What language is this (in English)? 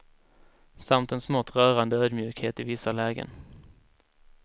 Swedish